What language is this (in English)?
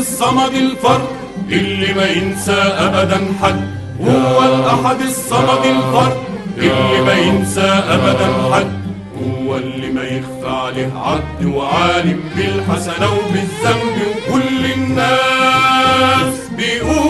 Arabic